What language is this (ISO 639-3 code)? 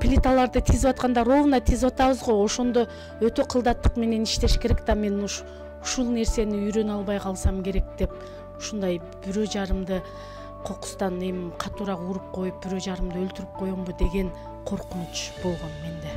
rus